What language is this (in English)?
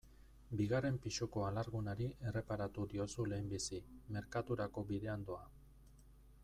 Basque